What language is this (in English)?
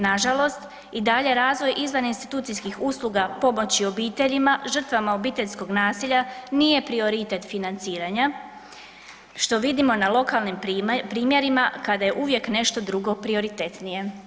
Croatian